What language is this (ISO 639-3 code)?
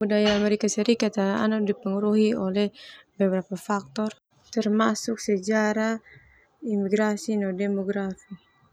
twu